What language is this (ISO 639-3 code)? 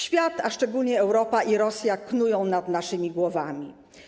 pol